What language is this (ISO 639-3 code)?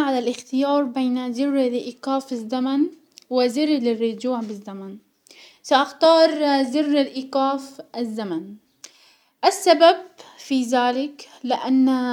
acw